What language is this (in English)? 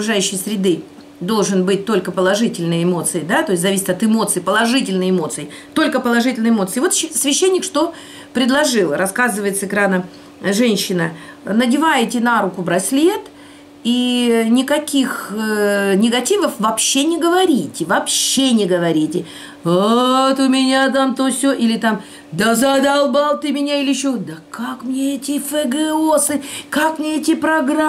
Russian